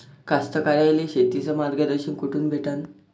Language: Marathi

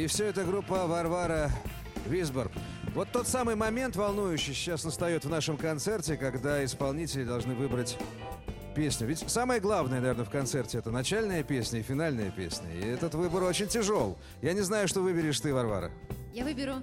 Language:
Russian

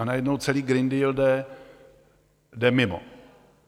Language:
Czech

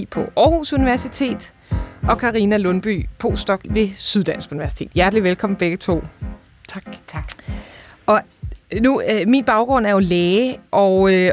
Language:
Danish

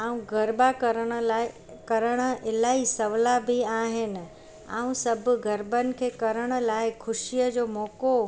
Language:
Sindhi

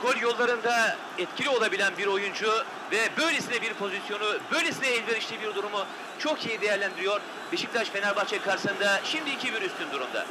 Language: Turkish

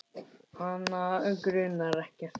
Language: Icelandic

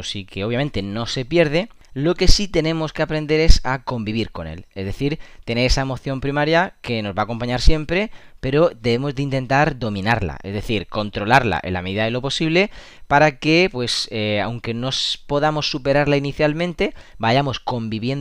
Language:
Spanish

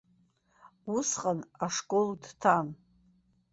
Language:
Abkhazian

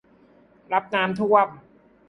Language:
Thai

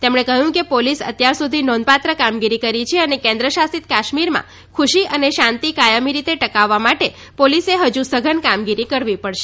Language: Gujarati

